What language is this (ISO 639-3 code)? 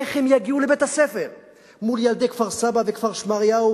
heb